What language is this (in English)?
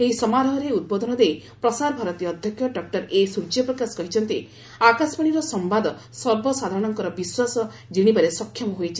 Odia